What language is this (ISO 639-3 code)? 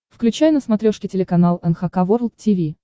rus